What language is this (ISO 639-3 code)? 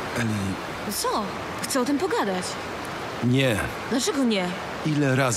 pol